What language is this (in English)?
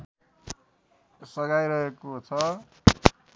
Nepali